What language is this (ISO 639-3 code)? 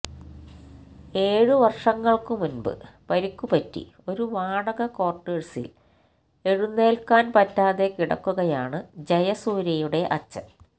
mal